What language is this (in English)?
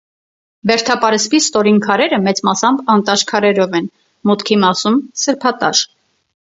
Armenian